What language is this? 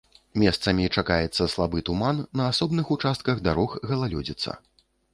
Belarusian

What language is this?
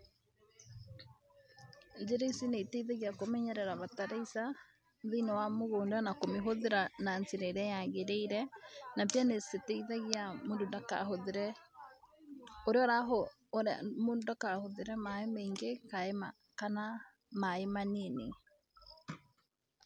Kikuyu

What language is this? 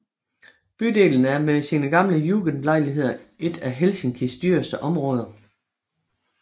Danish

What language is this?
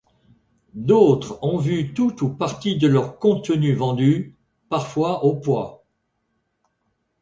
French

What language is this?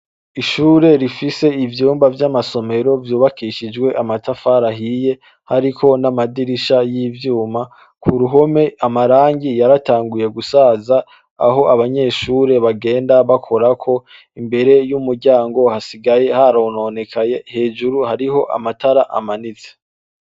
Rundi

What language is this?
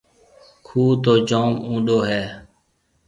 Marwari (Pakistan)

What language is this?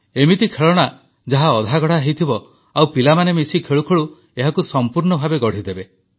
Odia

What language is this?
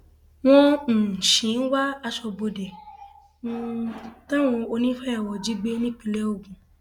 Yoruba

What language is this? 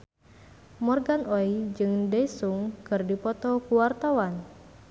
Sundanese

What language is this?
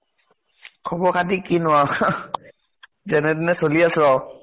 Assamese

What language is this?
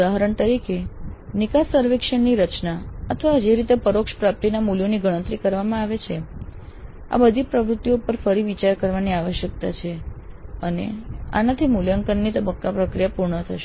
Gujarati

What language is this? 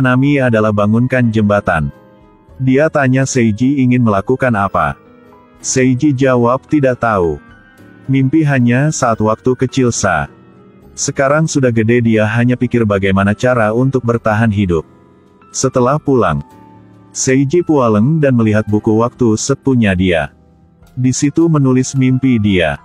Indonesian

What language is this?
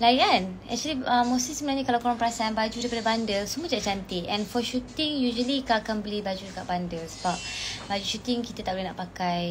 Malay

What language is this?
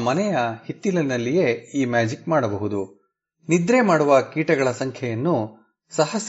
Kannada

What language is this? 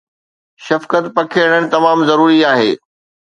Sindhi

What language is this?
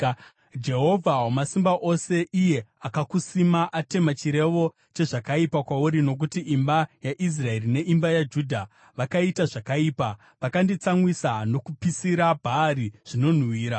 Shona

